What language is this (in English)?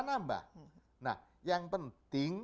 Indonesian